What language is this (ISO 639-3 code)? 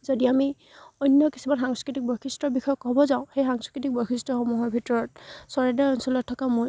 asm